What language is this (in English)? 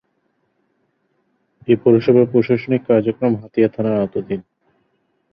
Bangla